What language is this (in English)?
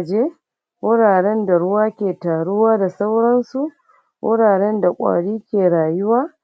Hausa